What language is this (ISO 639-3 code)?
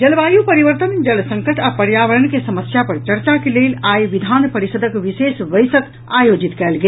mai